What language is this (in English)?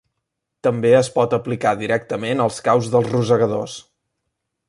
Catalan